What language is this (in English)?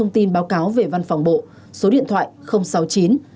Vietnamese